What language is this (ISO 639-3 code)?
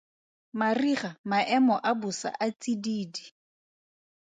tsn